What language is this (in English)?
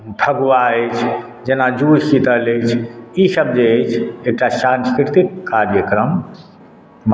Maithili